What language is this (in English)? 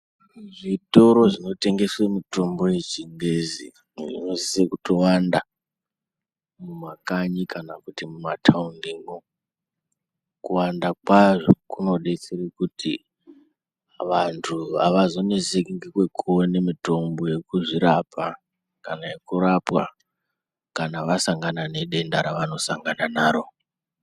Ndau